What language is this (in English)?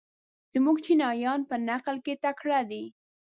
Pashto